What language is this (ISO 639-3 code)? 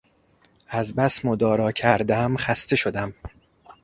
fas